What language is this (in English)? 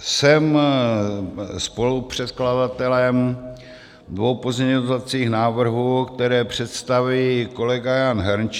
Czech